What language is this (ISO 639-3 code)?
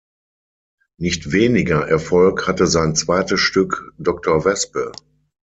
deu